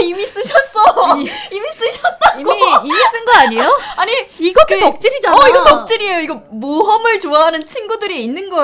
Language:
Korean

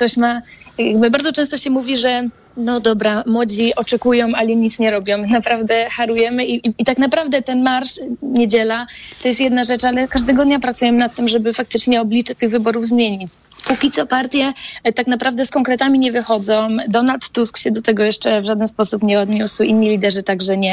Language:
Polish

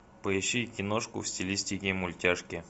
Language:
Russian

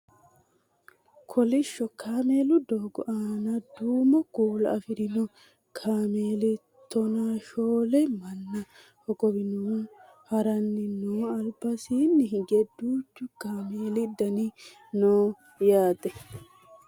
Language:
Sidamo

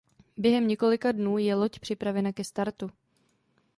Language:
Czech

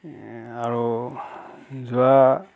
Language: Assamese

